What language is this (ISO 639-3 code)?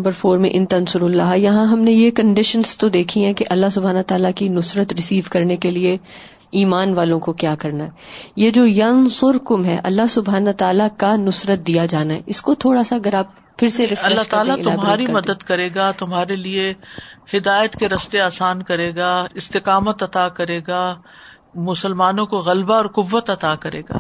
urd